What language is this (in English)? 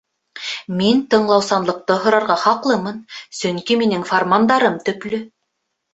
Bashkir